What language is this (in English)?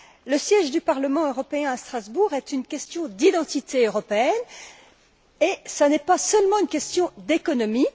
French